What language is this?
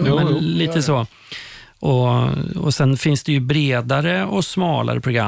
Swedish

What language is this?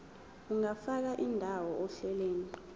Zulu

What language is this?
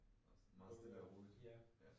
Danish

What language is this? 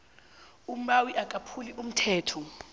South Ndebele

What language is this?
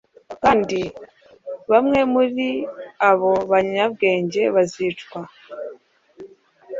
Kinyarwanda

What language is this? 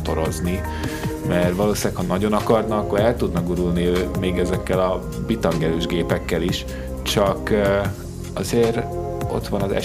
Hungarian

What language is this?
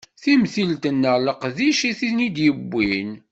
Kabyle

